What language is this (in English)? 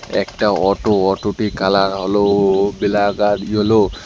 Bangla